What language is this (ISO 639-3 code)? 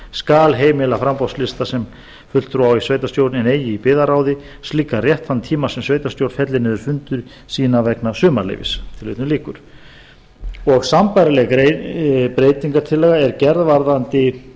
isl